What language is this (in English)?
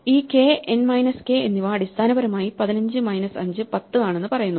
Malayalam